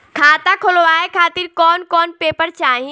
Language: Bhojpuri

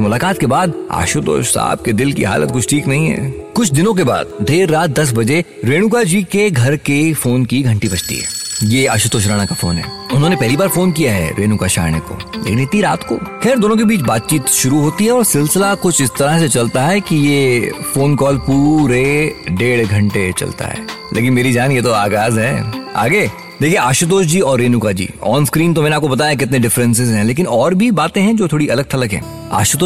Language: Hindi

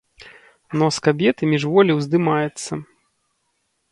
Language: Belarusian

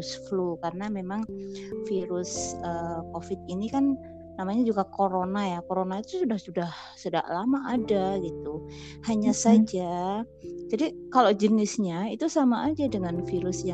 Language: Indonesian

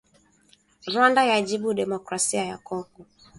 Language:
Swahili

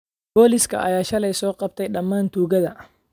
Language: Somali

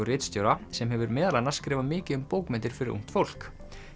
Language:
Icelandic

